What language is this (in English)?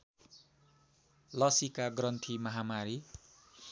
Nepali